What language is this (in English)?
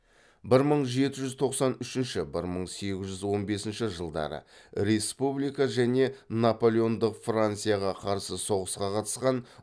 Kazakh